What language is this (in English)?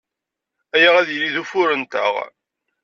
Kabyle